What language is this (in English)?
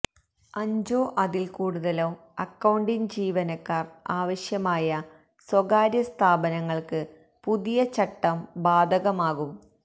Malayalam